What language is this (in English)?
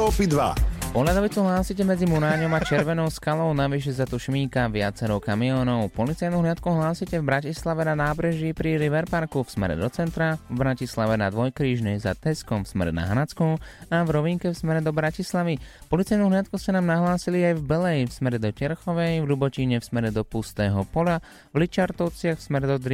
Slovak